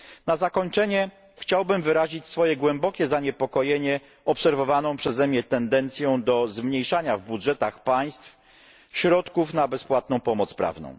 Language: Polish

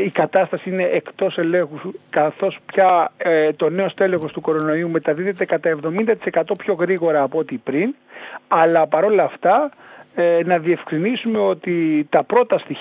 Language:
Greek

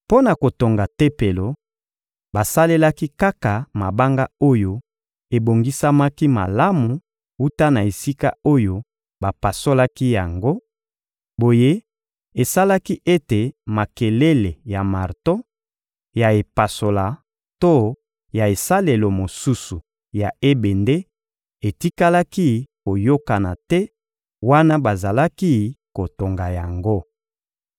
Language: Lingala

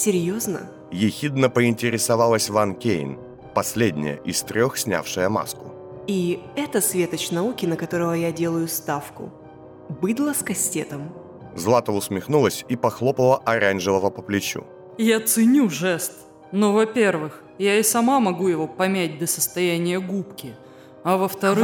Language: Russian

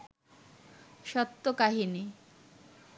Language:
Bangla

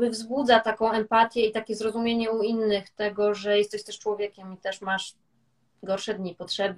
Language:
Polish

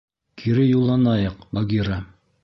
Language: Bashkir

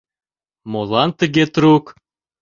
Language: Mari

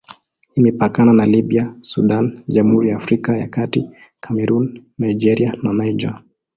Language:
Swahili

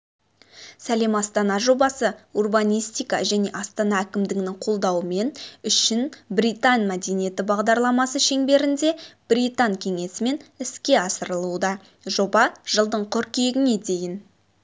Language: Kazakh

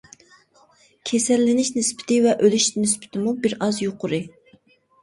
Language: Uyghur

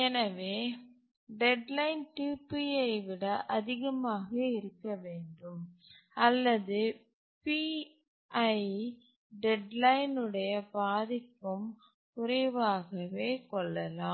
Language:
Tamil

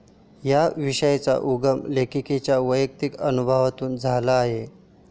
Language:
Marathi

